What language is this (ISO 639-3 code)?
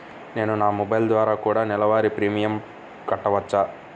tel